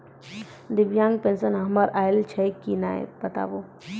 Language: Maithili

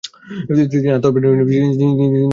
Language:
Bangla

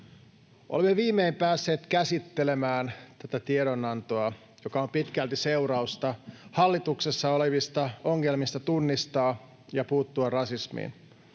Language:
Finnish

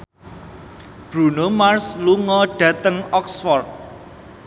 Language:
Javanese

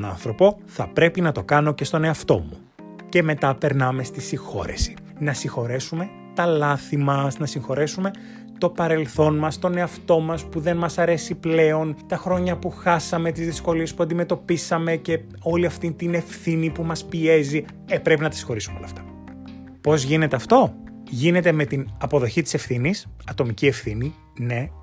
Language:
Greek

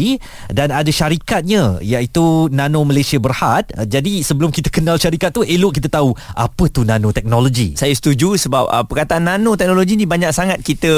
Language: Malay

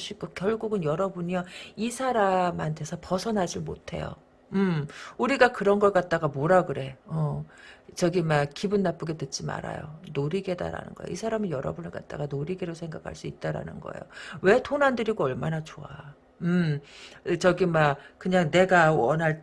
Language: Korean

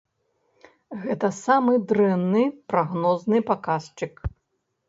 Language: Belarusian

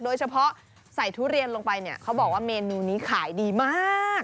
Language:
Thai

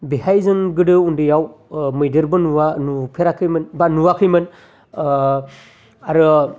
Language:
Bodo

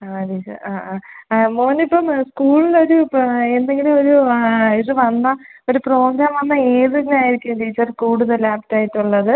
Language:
Malayalam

